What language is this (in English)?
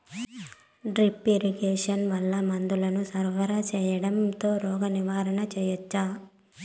Telugu